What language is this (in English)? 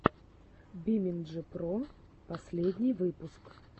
Russian